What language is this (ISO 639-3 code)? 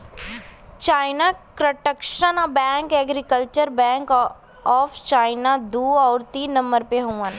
bho